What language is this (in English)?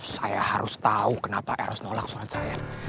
Indonesian